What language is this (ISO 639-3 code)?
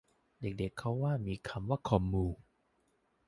tha